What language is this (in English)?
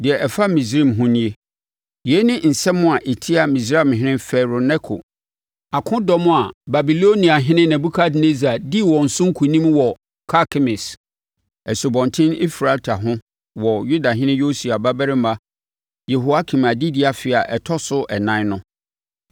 Akan